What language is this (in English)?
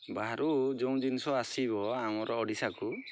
Odia